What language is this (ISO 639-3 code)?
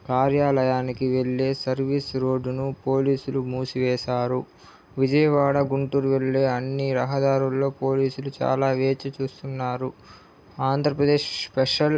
tel